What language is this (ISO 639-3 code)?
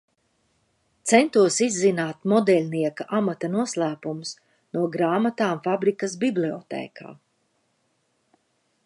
lav